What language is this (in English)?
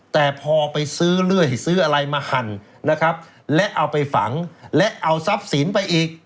Thai